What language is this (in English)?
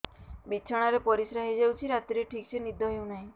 Odia